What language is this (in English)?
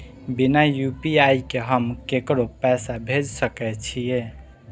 Maithili